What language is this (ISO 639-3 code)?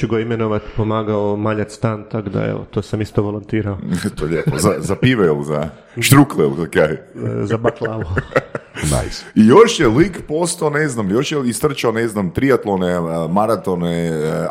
hrv